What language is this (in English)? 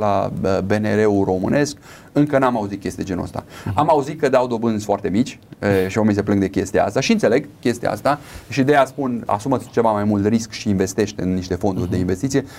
Romanian